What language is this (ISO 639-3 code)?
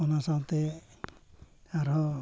sat